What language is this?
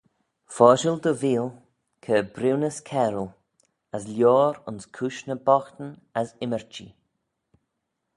Manx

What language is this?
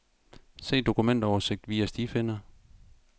Danish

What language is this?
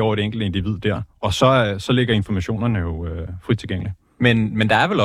Danish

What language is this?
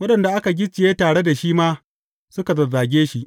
Hausa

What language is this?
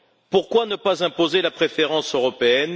French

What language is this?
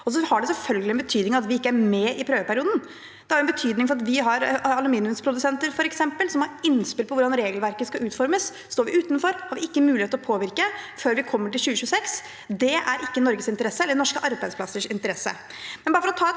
Norwegian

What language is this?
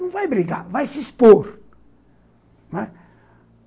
Portuguese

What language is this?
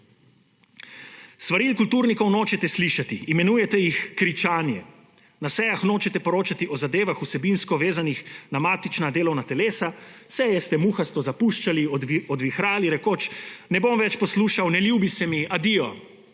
Slovenian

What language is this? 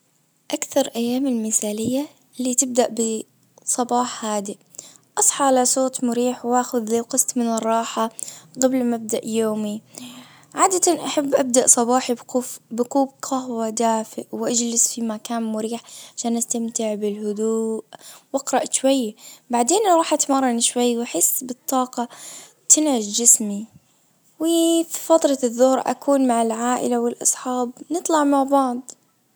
Najdi Arabic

